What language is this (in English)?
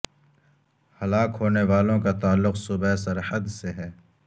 Urdu